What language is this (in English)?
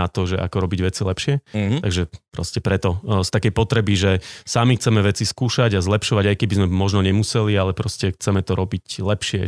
Slovak